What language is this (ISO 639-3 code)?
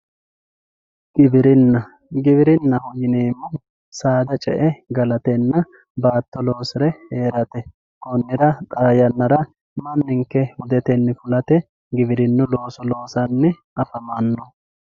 sid